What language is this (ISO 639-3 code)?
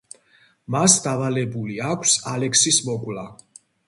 kat